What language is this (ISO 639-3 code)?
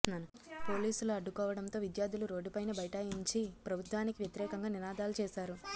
tel